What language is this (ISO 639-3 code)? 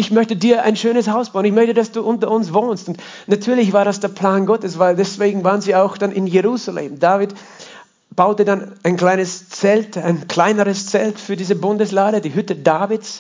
deu